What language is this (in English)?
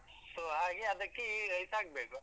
Kannada